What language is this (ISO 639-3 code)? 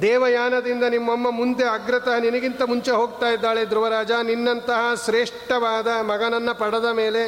kan